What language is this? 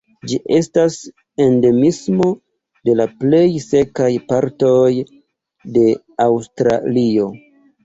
Esperanto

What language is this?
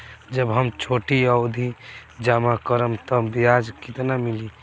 Bhojpuri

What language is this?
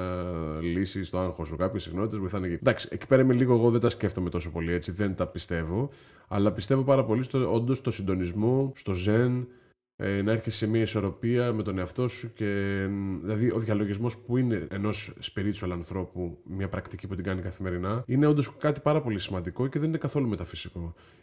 Greek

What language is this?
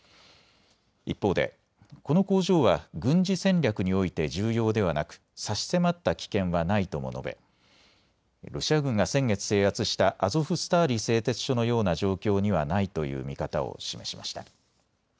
Japanese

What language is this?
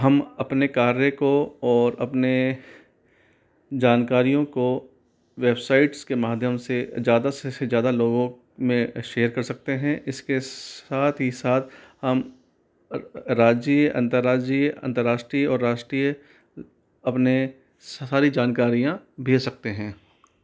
Hindi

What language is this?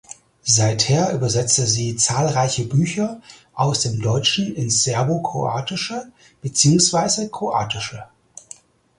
German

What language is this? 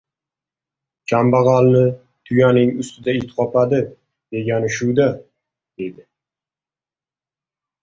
Uzbek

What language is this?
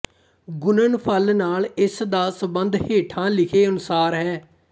Punjabi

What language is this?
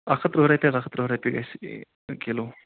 Kashmiri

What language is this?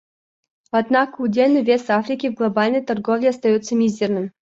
Russian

